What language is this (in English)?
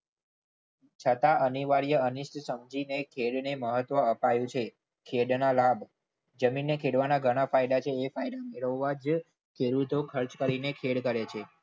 Gujarati